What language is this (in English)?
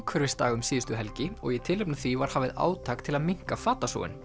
Icelandic